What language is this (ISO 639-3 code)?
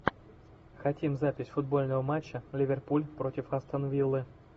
rus